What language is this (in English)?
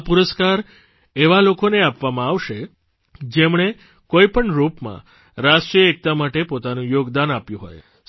Gujarati